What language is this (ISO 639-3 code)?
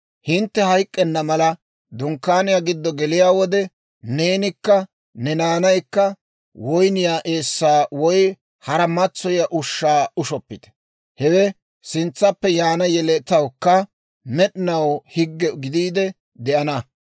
dwr